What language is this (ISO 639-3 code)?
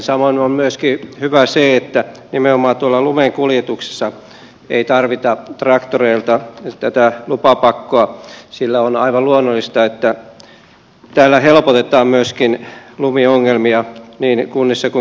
fin